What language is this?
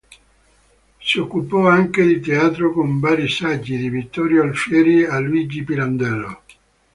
Italian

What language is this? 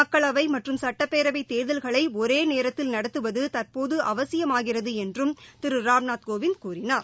Tamil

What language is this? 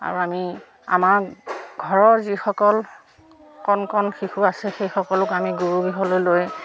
Assamese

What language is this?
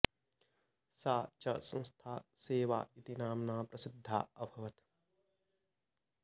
Sanskrit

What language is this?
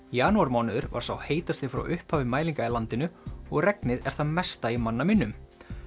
Icelandic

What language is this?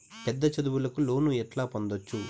Telugu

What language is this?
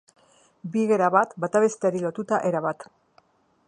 Basque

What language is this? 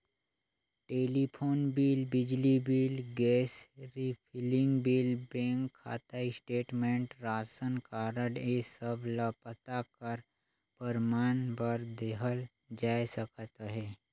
Chhattisgarhi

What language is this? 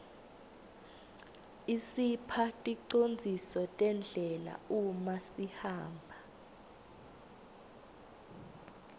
Swati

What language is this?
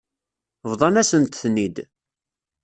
Kabyle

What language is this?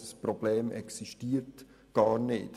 Swiss German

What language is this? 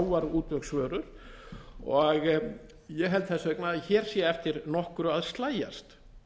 Icelandic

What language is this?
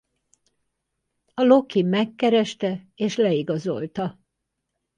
Hungarian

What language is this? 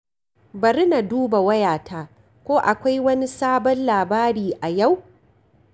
Hausa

